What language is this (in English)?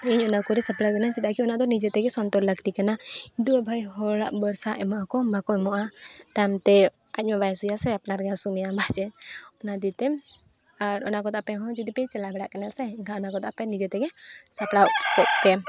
Santali